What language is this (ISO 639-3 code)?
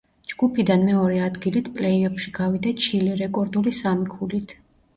kat